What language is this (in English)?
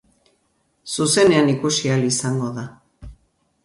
Basque